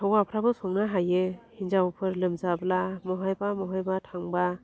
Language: Bodo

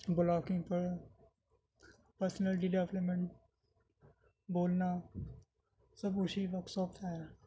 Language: Urdu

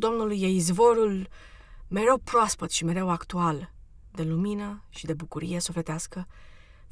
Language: Romanian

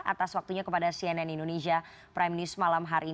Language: Indonesian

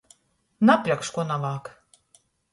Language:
Latgalian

